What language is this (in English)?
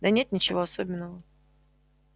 Russian